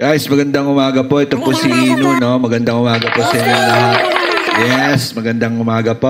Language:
Filipino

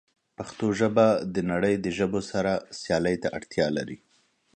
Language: Pashto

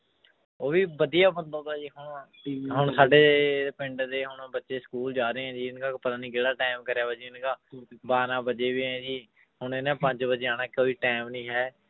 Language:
Punjabi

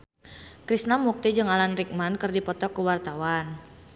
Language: Sundanese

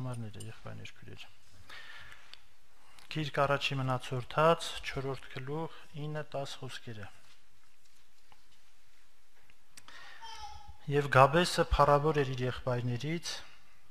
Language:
Turkish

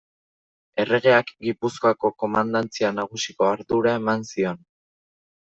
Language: Basque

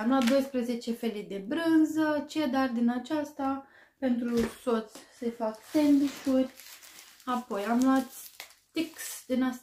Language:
Romanian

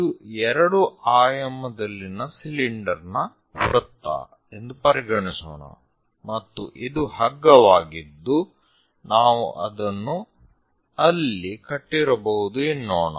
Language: Kannada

